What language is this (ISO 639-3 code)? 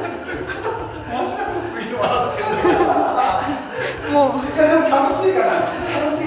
jpn